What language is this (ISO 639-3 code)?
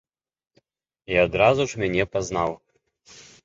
bel